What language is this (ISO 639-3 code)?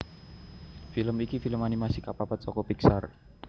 jav